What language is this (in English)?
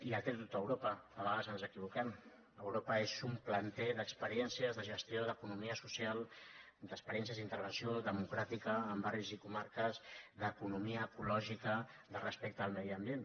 Catalan